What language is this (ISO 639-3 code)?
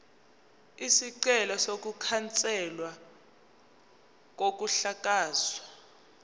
zul